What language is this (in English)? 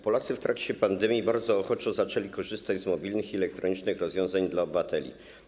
Polish